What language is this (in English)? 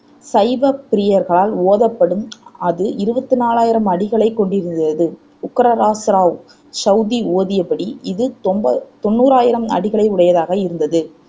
Tamil